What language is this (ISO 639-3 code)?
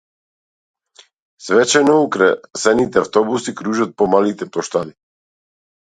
mkd